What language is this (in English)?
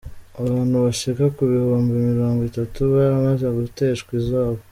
Kinyarwanda